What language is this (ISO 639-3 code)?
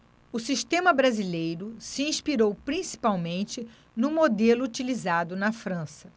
por